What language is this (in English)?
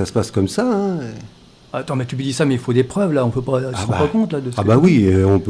French